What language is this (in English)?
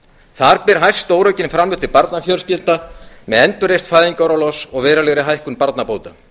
Icelandic